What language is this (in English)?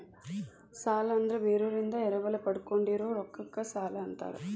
Kannada